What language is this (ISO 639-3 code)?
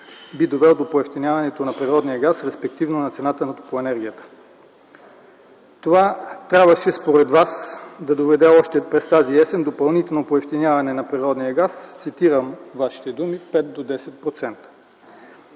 bul